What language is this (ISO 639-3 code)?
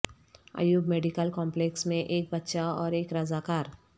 urd